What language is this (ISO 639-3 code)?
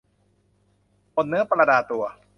tha